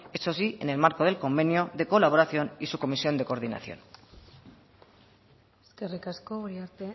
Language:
Spanish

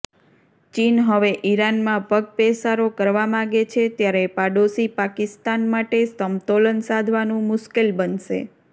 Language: Gujarati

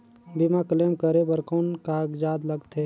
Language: Chhattisgarhi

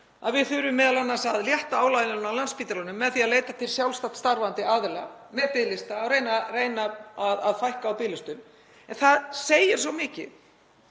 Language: Icelandic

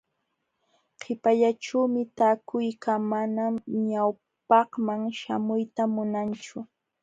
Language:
Jauja Wanca Quechua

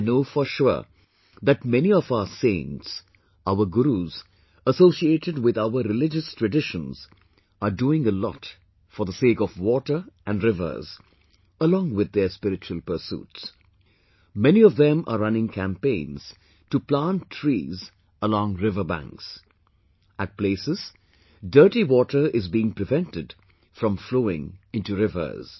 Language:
English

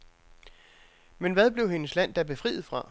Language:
Danish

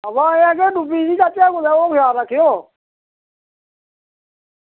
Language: Dogri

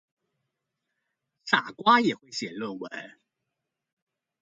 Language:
Chinese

